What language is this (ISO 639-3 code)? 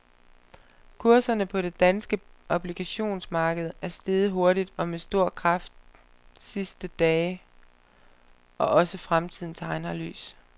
dan